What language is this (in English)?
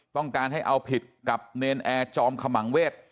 Thai